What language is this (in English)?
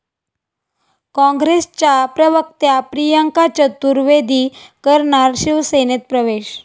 Marathi